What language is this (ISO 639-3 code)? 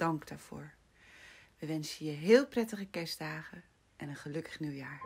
nld